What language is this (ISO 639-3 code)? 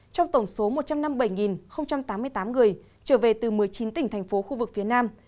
vie